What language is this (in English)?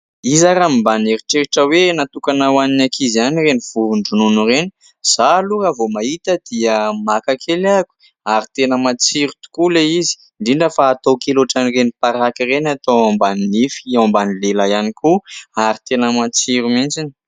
Malagasy